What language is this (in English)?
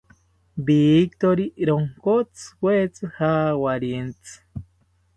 South Ucayali Ashéninka